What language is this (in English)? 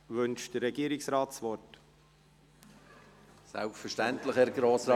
Swiss German